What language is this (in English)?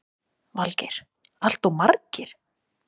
Icelandic